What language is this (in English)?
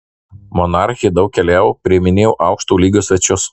Lithuanian